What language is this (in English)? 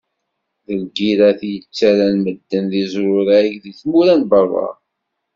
Kabyle